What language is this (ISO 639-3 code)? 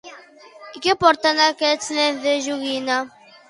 cat